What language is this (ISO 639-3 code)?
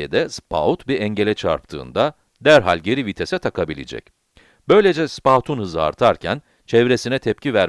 tur